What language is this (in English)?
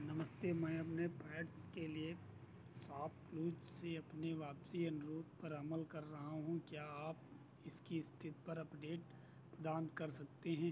Hindi